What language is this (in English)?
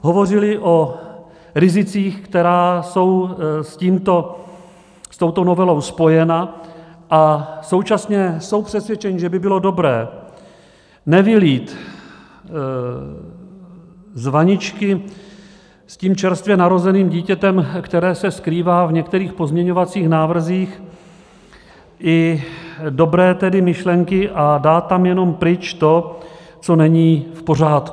Czech